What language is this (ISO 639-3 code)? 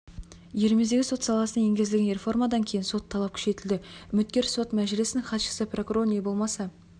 kaz